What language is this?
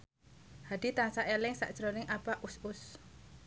Javanese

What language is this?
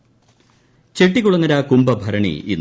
Malayalam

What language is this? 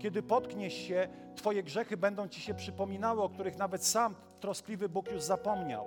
Polish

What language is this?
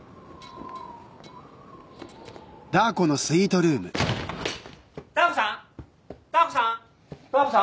Japanese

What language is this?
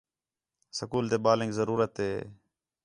Khetrani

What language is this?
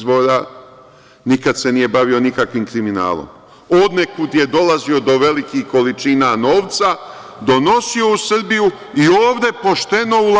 Serbian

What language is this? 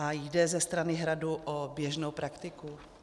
Czech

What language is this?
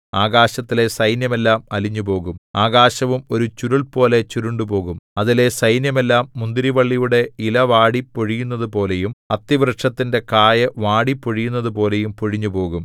Malayalam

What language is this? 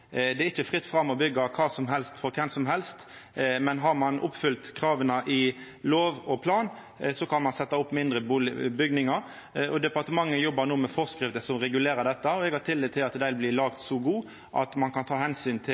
Norwegian Nynorsk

